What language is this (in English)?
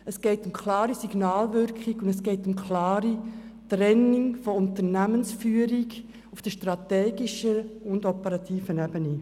Swiss German